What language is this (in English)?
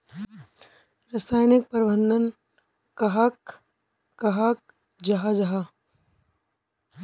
Magahi